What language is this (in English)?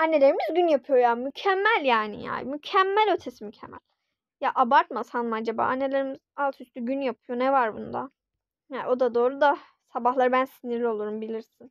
Turkish